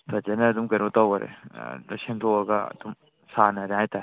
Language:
Manipuri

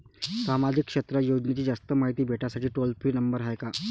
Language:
Marathi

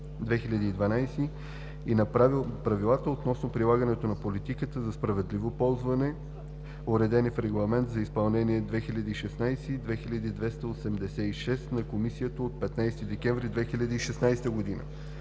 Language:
Bulgarian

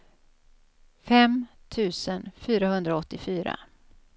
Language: Swedish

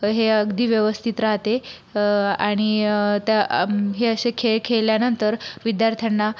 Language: Marathi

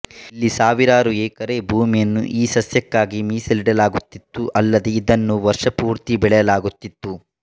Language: Kannada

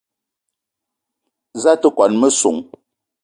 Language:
Eton (Cameroon)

